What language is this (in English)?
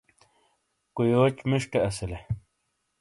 Shina